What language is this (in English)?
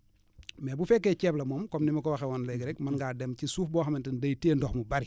Wolof